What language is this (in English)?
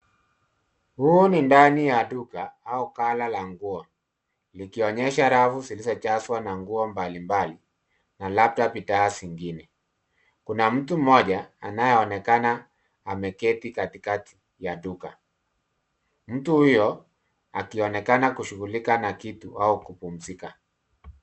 Swahili